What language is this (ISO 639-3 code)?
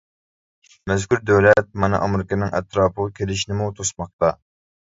uig